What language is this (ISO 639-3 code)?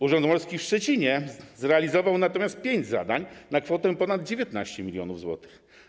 pol